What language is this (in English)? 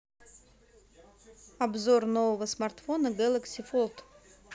Russian